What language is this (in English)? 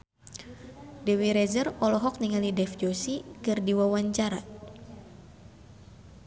Sundanese